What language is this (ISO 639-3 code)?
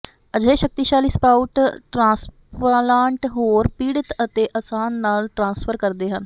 pan